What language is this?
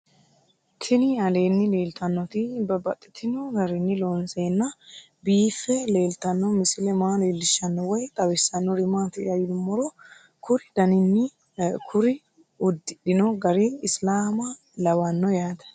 Sidamo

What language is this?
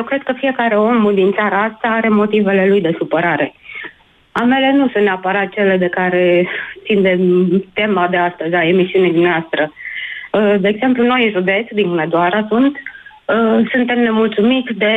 Romanian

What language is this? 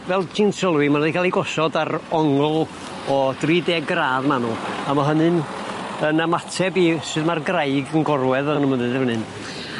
Welsh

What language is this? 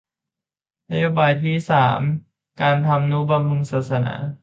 Thai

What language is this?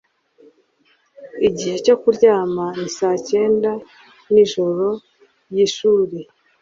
Kinyarwanda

